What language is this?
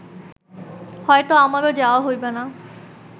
Bangla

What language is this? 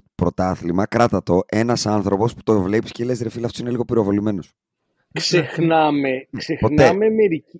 Greek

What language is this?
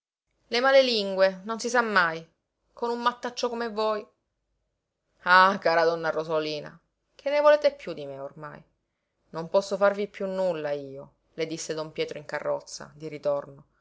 Italian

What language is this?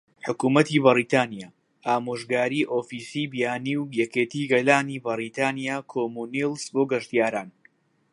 Central Kurdish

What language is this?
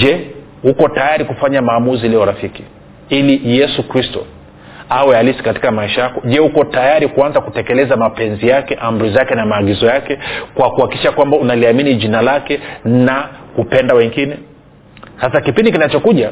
Swahili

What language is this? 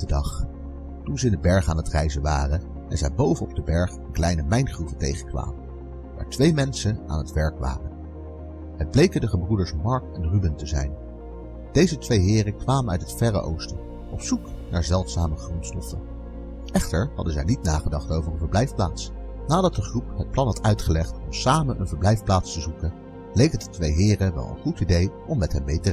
Dutch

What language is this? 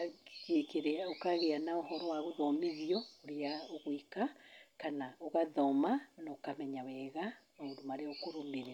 Kikuyu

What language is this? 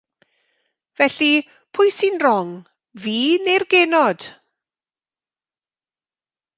Welsh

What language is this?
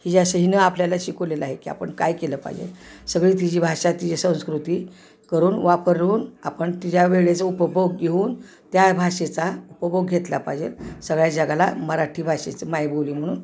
Marathi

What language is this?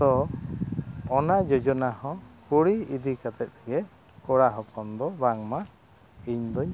Santali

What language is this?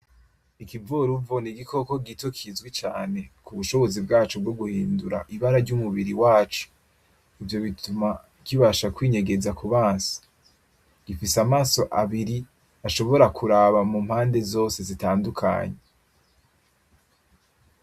Rundi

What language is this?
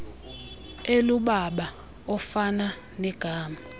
Xhosa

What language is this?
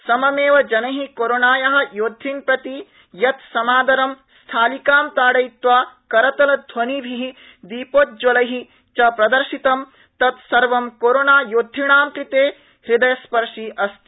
Sanskrit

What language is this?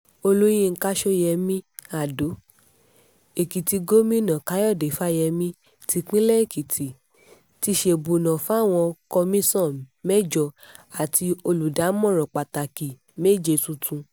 Yoruba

